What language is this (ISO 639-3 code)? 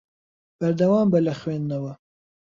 ckb